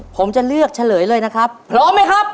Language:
Thai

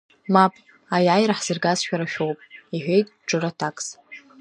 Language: Abkhazian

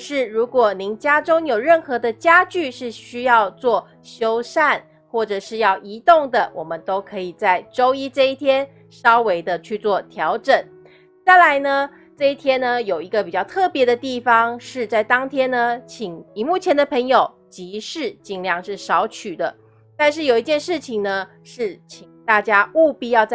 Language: Chinese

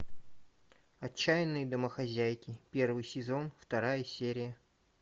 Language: Russian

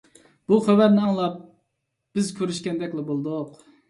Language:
Uyghur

